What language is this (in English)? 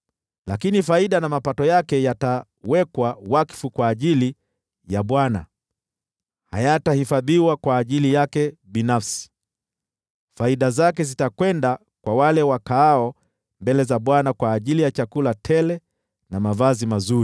Swahili